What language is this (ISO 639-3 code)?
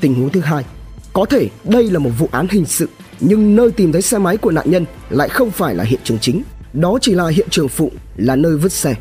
vie